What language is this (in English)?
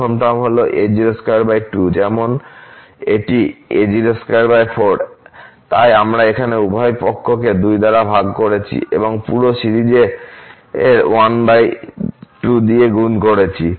Bangla